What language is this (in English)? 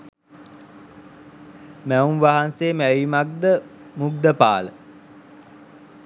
Sinhala